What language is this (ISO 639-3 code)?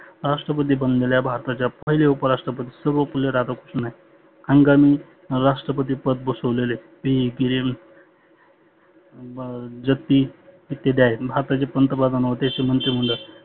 mar